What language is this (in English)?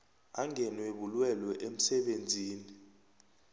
South Ndebele